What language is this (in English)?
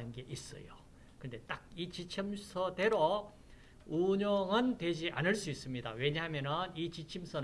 Korean